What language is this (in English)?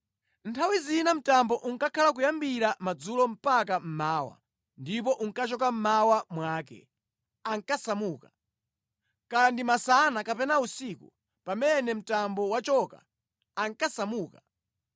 Nyanja